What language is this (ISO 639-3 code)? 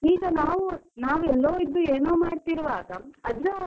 kan